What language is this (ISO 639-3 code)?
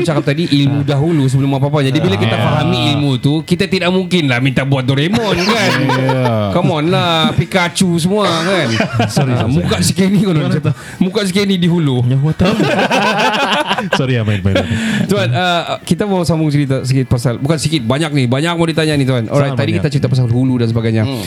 msa